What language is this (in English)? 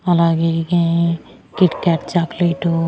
Telugu